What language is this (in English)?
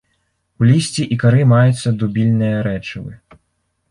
Belarusian